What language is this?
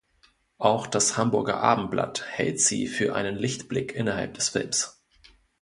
German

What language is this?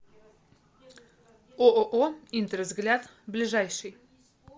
Russian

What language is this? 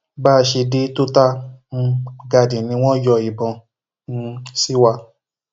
Yoruba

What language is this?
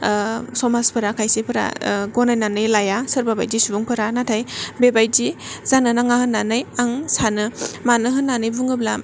Bodo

